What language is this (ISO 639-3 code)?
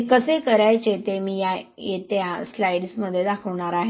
mar